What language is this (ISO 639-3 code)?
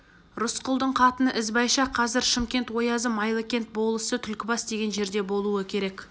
kaz